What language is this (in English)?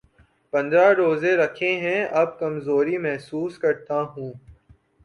Urdu